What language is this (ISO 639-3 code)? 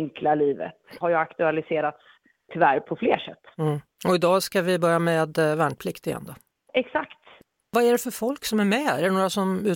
swe